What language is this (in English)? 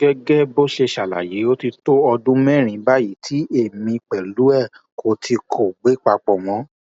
Yoruba